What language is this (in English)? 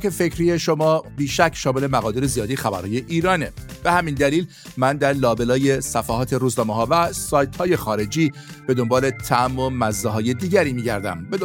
Persian